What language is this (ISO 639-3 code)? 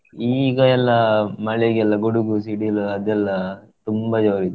kan